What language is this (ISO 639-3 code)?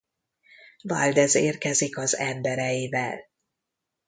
hun